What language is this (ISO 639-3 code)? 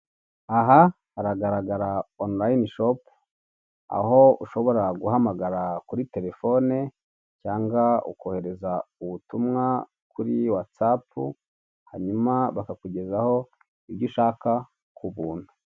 kin